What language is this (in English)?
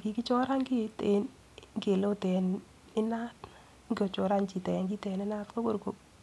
Kalenjin